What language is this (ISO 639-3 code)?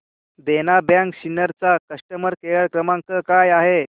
mar